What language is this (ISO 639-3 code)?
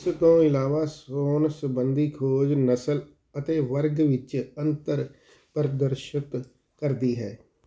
pan